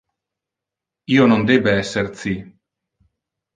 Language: Interlingua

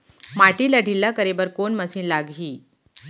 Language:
Chhattisgarhi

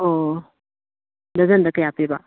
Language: Manipuri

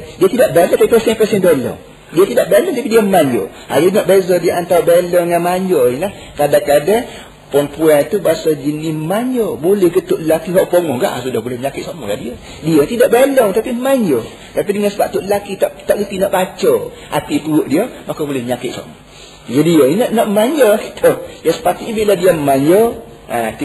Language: Malay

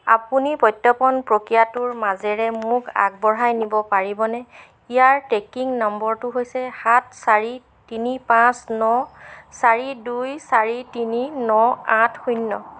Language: Assamese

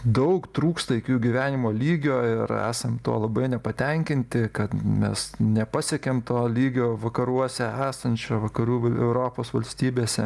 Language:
Lithuanian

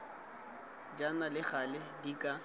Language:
Tswana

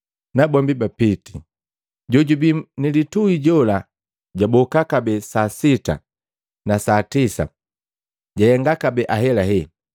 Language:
Matengo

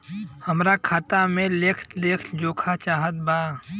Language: Bhojpuri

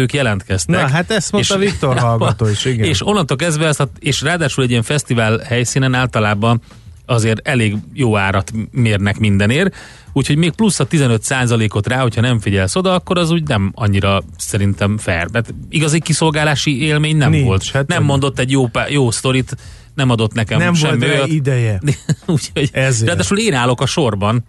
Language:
Hungarian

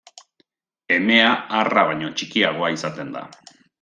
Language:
Basque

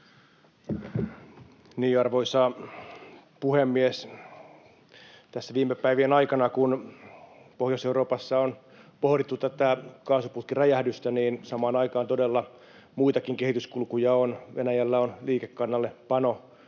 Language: Finnish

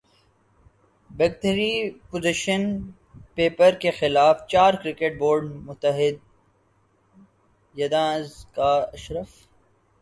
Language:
Urdu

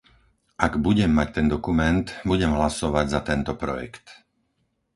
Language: Slovak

